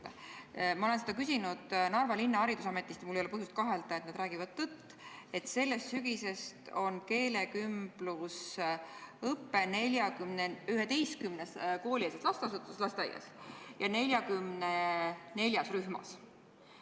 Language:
Estonian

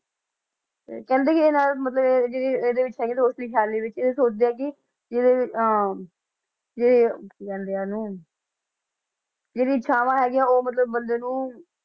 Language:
Punjabi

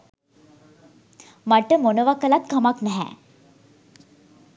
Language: Sinhala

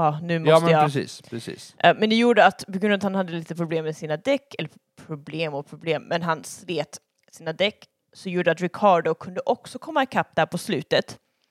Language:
Swedish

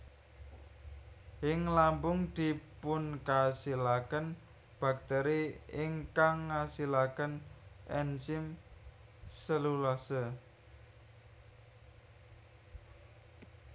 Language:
Javanese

